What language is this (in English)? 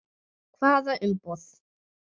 Icelandic